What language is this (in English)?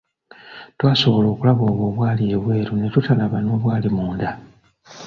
Ganda